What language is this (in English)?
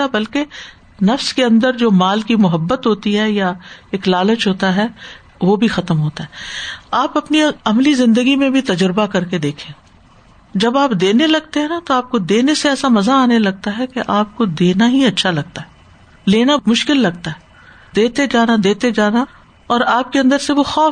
Urdu